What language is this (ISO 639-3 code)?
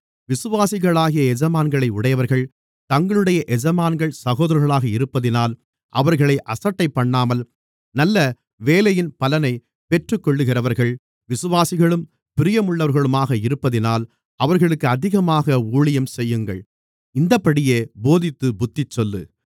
tam